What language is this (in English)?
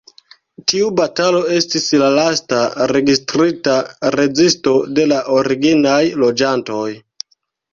Esperanto